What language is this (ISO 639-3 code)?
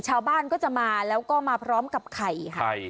tha